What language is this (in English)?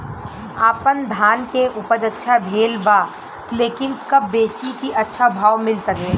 Bhojpuri